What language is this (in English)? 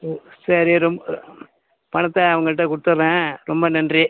Tamil